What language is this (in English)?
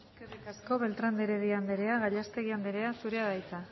Basque